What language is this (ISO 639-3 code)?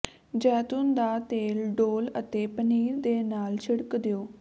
pan